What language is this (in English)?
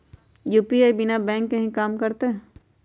Magahi